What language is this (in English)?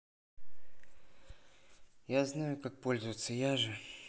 Russian